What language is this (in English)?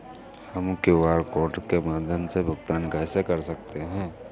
Hindi